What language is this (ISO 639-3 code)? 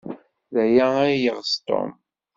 kab